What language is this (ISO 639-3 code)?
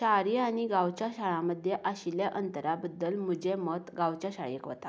kok